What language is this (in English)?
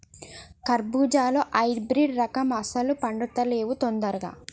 Telugu